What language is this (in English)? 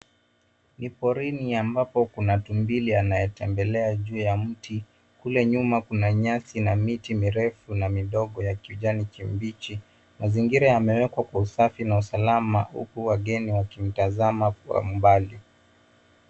Swahili